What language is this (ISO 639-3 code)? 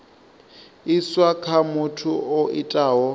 ven